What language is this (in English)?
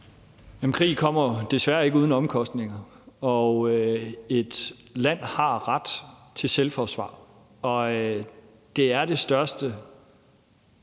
Danish